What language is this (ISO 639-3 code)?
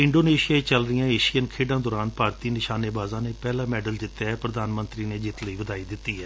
pan